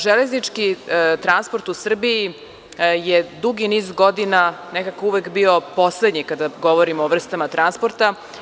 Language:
Serbian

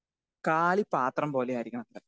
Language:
Malayalam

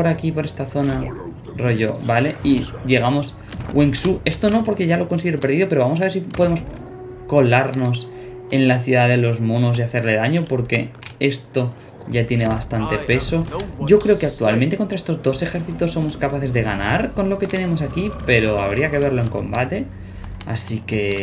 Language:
Spanish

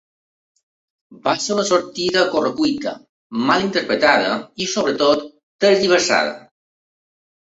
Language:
Catalan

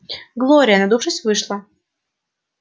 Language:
Russian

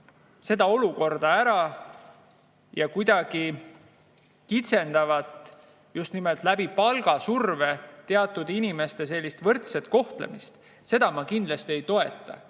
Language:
Estonian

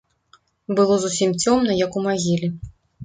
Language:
Belarusian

